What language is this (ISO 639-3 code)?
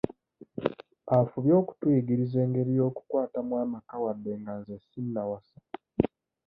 lug